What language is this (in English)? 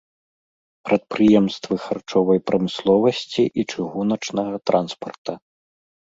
Belarusian